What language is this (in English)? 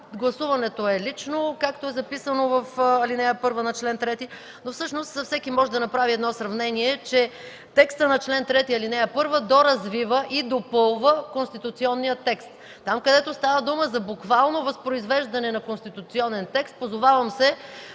Bulgarian